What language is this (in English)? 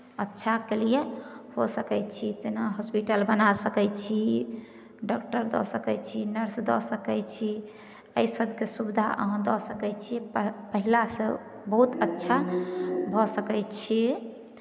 Maithili